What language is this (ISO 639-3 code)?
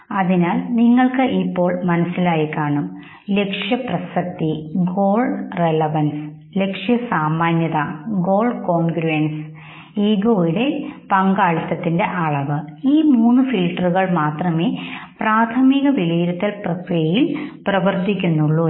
mal